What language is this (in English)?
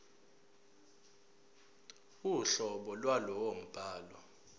Zulu